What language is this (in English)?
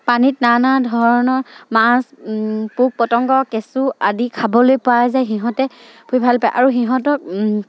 Assamese